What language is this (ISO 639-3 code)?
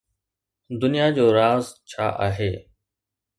snd